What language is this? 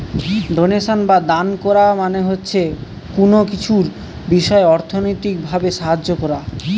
Bangla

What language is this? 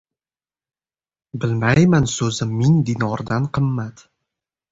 Uzbek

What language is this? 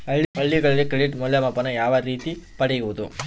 Kannada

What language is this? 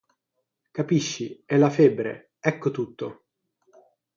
Italian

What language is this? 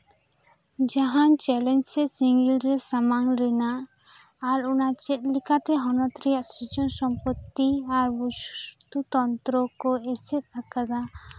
Santali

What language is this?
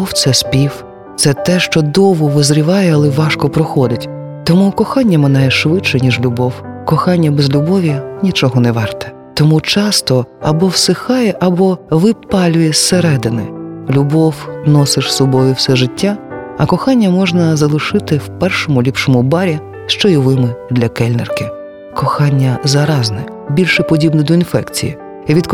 Ukrainian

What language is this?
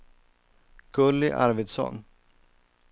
Swedish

